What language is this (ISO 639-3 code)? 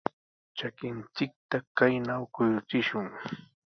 qws